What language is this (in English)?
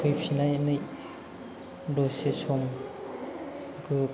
Bodo